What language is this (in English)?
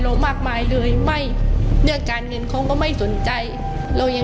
Thai